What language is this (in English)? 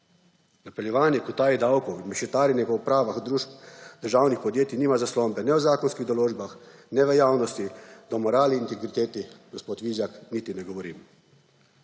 Slovenian